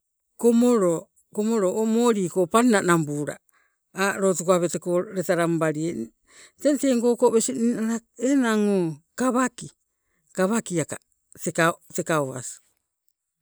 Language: Sibe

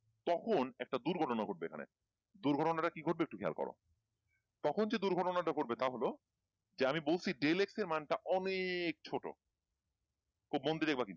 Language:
Bangla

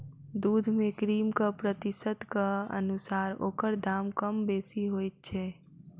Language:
Maithili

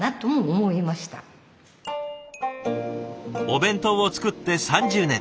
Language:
Japanese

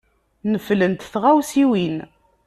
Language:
Kabyle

